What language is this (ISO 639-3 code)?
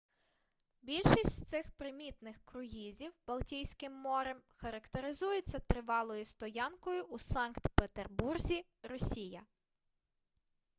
ukr